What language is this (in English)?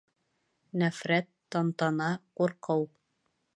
Bashkir